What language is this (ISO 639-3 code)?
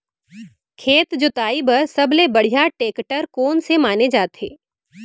hne